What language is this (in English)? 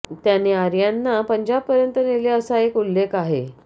Marathi